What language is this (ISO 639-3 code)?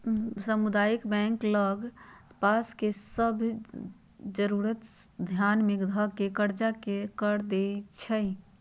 mag